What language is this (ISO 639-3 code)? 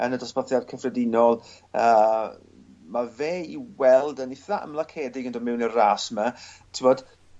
cym